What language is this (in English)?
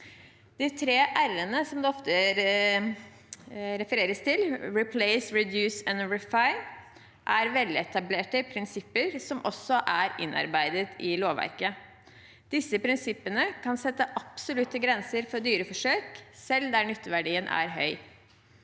Norwegian